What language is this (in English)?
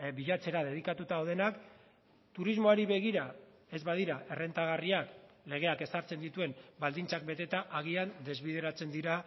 Basque